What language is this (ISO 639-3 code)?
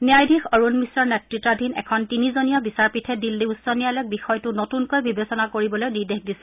asm